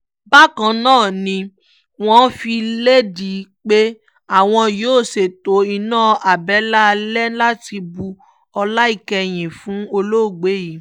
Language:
Yoruba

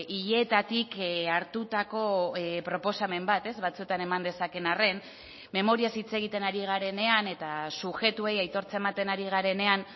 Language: Basque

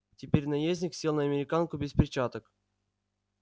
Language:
Russian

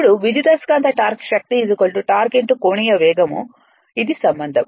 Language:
Telugu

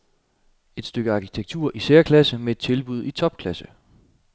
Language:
Danish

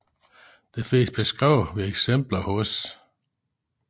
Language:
Danish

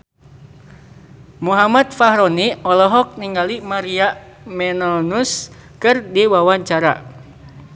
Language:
Sundanese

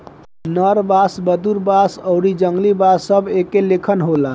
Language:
Bhojpuri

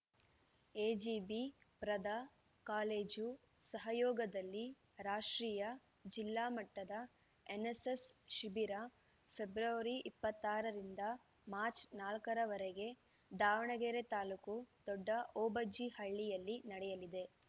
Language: Kannada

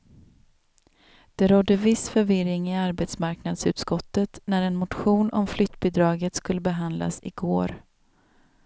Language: Swedish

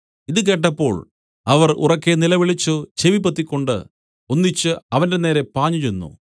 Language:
Malayalam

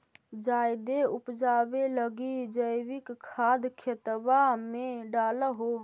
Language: Magahi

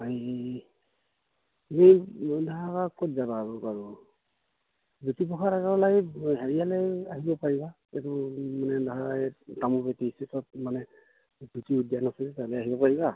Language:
Assamese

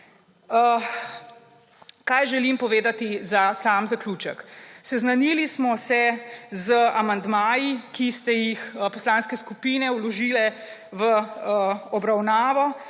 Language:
Slovenian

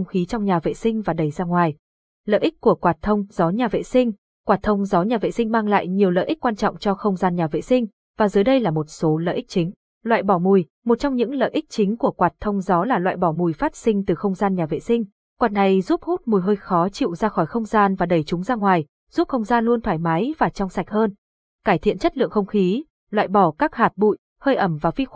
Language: Vietnamese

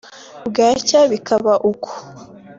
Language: Kinyarwanda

